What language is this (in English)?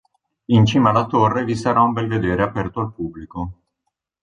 Italian